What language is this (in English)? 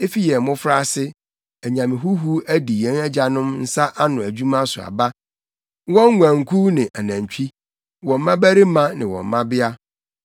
Akan